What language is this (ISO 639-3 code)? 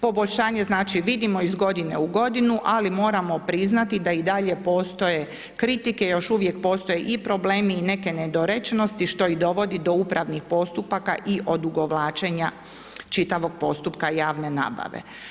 hrv